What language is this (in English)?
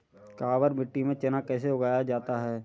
Hindi